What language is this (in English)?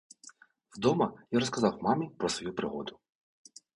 Ukrainian